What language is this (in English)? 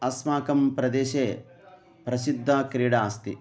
Sanskrit